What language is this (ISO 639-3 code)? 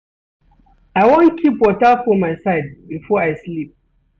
pcm